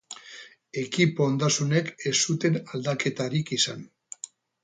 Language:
Basque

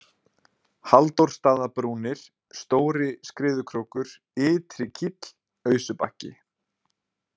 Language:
Icelandic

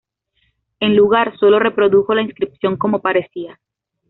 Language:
Spanish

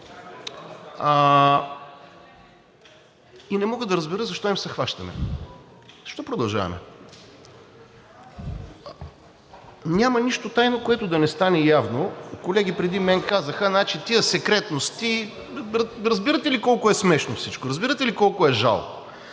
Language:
Bulgarian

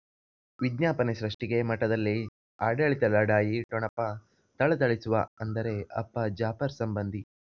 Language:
Kannada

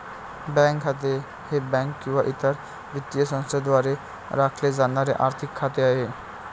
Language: Marathi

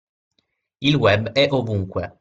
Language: Italian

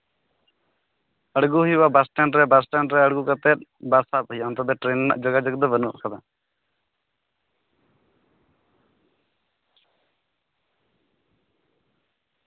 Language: Santali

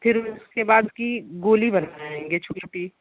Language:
Hindi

